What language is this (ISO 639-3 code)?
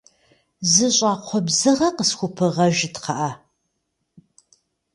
kbd